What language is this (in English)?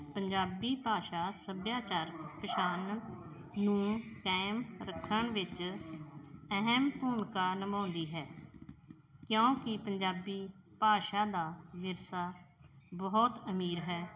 Punjabi